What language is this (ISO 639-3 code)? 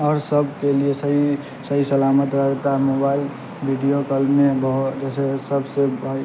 urd